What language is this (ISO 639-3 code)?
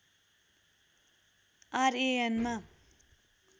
nep